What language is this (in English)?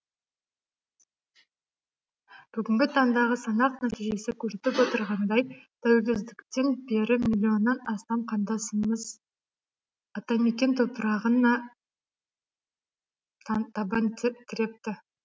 Kazakh